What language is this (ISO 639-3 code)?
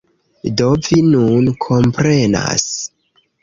epo